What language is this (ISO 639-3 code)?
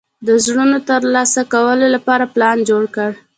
pus